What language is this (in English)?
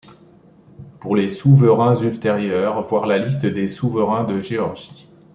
French